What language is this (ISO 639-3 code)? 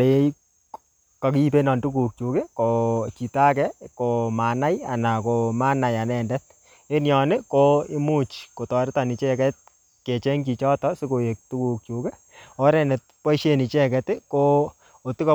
kln